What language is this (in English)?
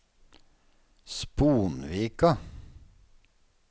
Norwegian